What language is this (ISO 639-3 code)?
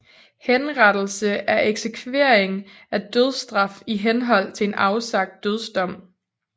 dan